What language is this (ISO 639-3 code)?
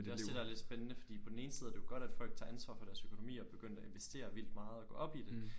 dan